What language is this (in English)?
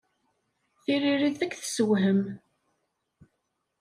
Kabyle